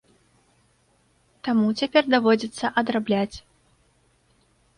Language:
Belarusian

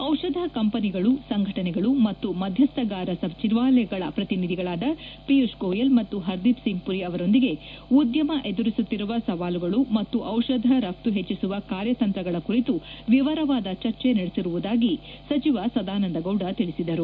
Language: Kannada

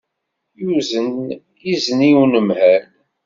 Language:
Kabyle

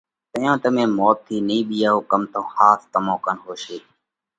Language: Parkari Koli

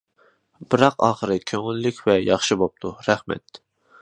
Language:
Uyghur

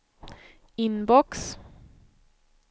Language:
Swedish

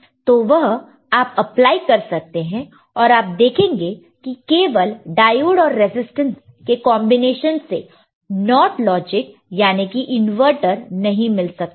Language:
Hindi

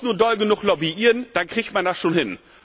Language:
German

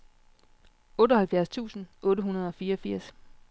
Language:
Danish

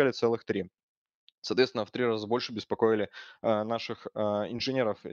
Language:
Russian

